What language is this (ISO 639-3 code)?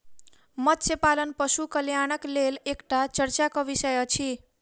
mai